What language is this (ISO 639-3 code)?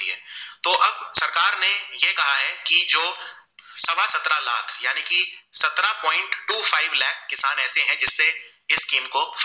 guj